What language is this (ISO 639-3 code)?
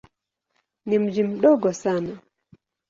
swa